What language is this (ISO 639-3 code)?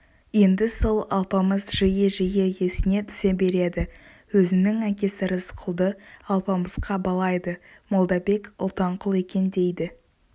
kaz